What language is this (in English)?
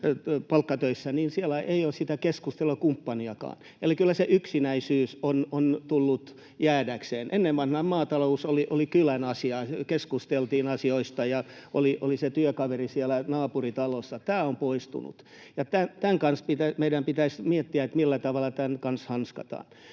Finnish